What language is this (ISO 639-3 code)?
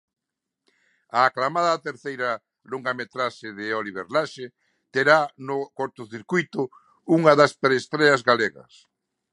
glg